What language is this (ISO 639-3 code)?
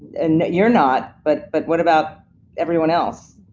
eng